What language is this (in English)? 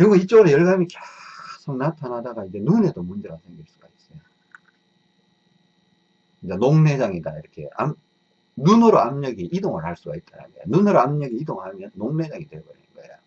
Korean